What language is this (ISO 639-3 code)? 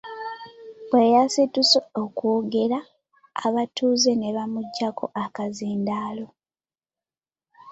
lug